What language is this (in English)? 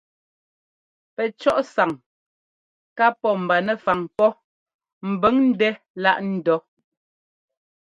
Ngomba